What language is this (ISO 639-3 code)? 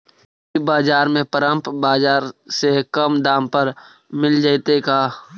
mag